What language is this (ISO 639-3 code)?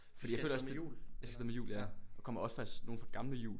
dan